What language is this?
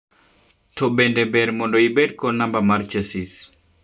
Luo (Kenya and Tanzania)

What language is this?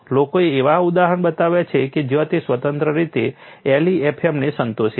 Gujarati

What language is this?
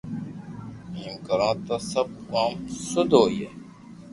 Loarki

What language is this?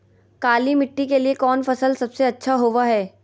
Magahi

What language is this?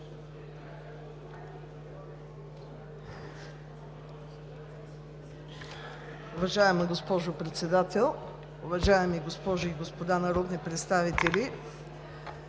Bulgarian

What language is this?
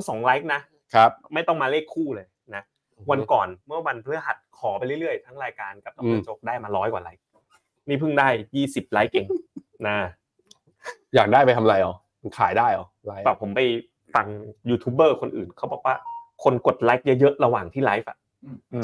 Thai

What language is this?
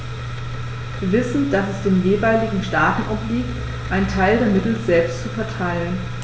German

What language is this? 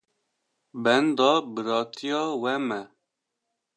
Kurdish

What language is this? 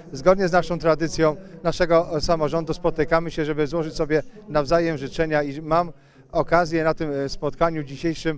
Polish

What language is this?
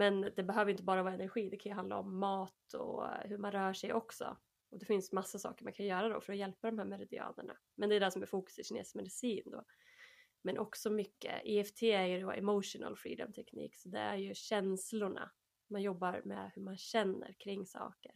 Swedish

